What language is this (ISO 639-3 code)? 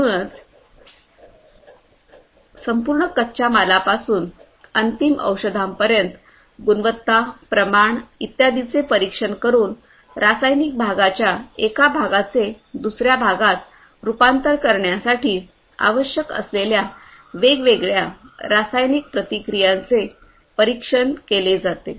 mar